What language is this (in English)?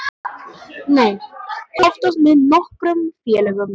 Icelandic